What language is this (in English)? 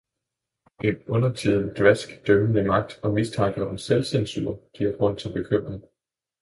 Danish